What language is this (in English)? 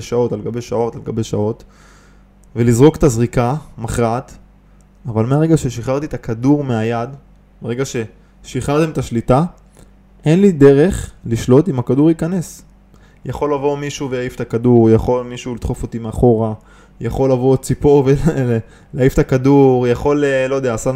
Hebrew